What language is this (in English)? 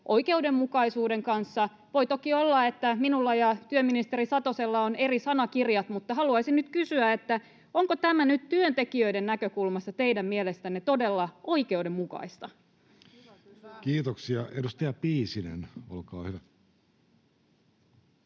Finnish